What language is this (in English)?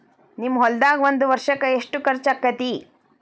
Kannada